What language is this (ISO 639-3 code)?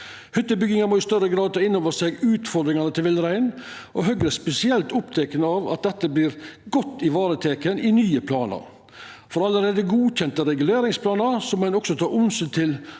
nor